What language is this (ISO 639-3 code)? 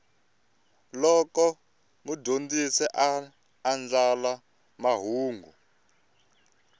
tso